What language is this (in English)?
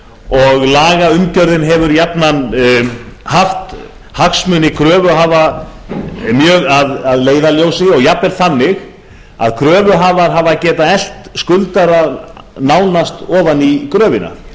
Icelandic